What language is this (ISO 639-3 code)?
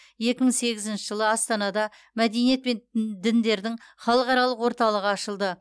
kaz